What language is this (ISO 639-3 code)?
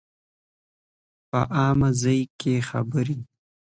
pus